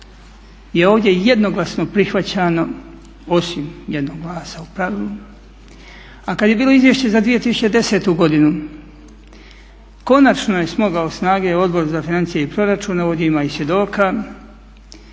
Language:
Croatian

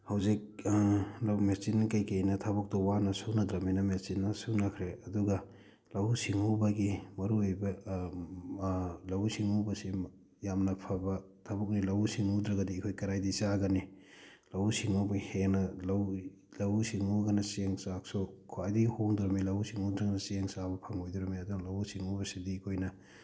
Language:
Manipuri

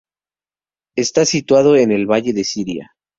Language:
Spanish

